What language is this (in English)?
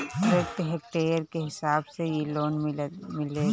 Bhojpuri